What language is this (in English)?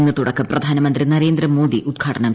Malayalam